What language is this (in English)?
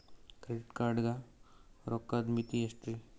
Kannada